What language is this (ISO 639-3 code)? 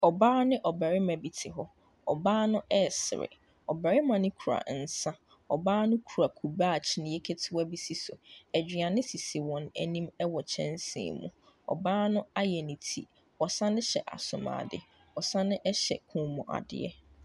aka